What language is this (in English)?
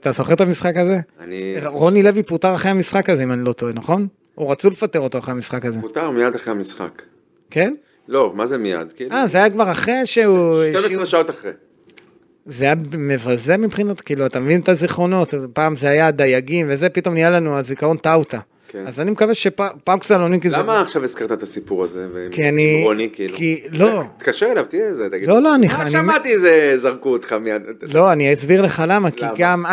Hebrew